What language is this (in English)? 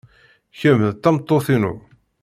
Kabyle